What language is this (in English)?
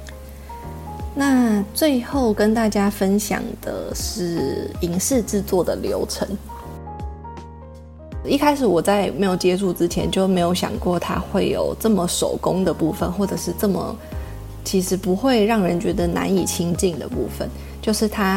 Chinese